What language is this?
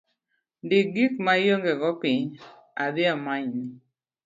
Luo (Kenya and Tanzania)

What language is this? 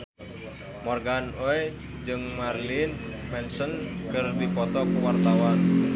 Sundanese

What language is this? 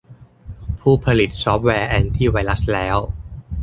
Thai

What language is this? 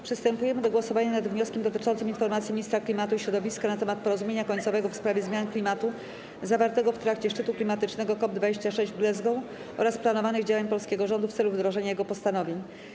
Polish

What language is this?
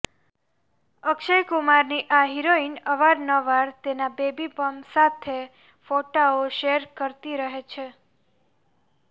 Gujarati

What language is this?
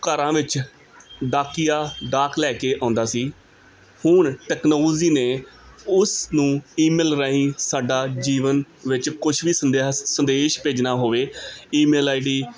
Punjabi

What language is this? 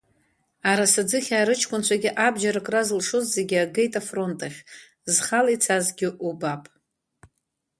Abkhazian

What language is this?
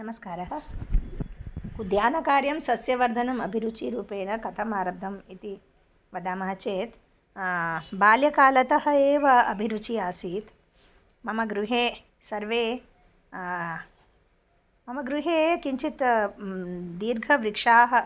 Sanskrit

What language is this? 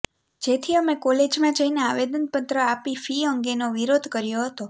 Gujarati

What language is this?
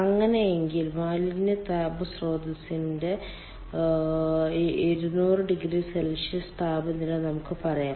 Malayalam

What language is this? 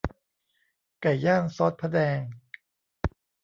Thai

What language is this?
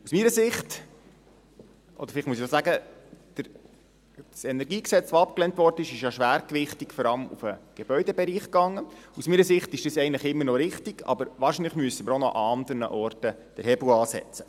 Swiss German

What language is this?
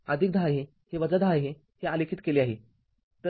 Marathi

